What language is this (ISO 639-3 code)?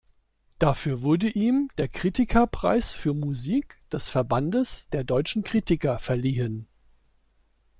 deu